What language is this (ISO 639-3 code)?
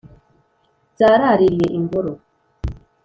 kin